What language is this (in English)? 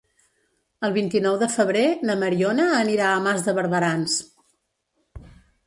Catalan